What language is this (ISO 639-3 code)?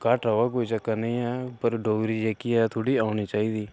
doi